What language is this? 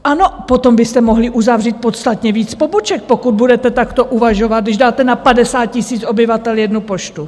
Czech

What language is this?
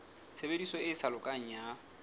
Southern Sotho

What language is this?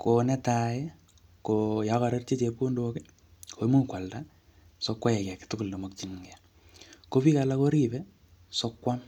Kalenjin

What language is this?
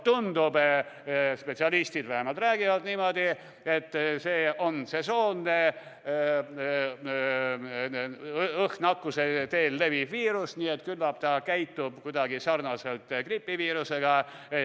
Estonian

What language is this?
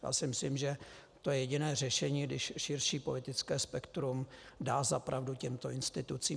Czech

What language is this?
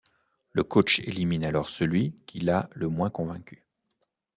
French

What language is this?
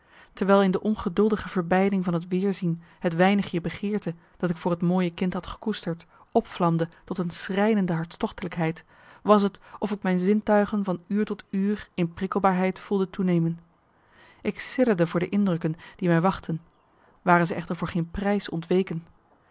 Dutch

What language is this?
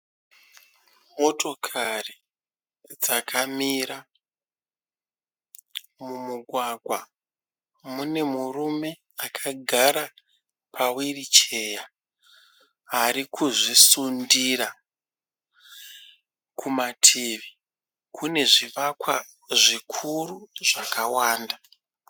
Shona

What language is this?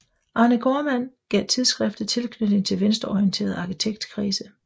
Danish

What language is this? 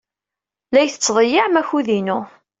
Kabyle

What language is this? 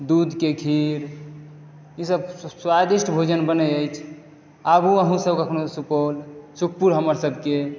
Maithili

